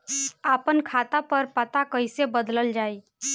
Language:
Bhojpuri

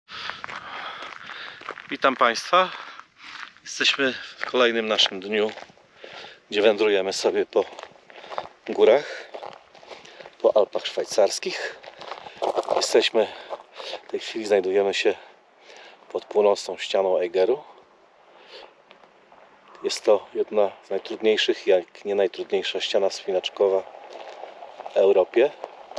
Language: Polish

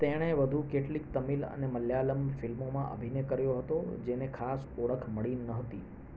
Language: Gujarati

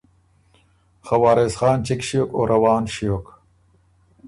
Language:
Ormuri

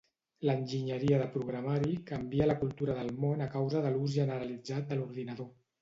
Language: Catalan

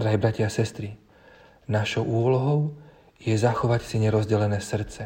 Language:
Slovak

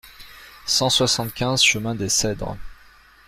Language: French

